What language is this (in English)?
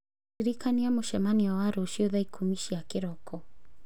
Kikuyu